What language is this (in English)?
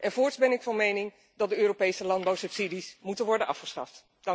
Dutch